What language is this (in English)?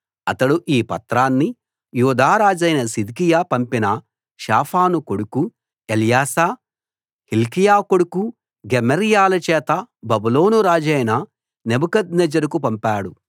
Telugu